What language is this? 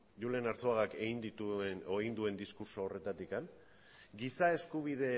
Basque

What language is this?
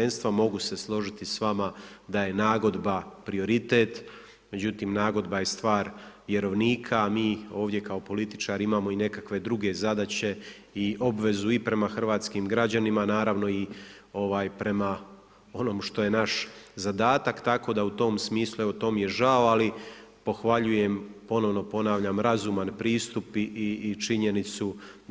Croatian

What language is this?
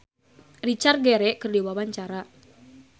Sundanese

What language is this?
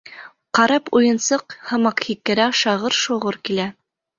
Bashkir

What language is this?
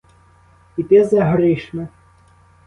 Ukrainian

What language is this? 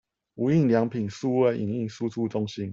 Chinese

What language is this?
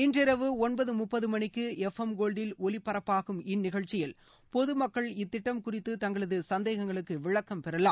Tamil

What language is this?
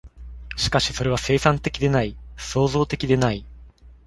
Japanese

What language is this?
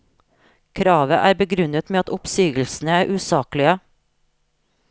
Norwegian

